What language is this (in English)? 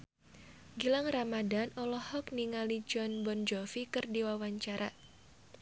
Sundanese